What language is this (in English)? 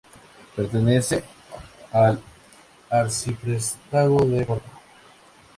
Spanish